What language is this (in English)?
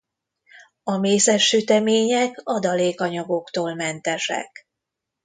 Hungarian